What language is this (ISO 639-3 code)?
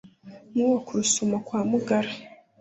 kin